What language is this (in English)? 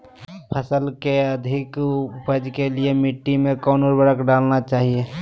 Magahi